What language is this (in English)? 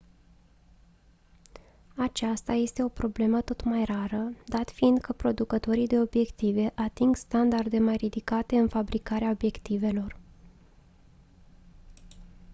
Romanian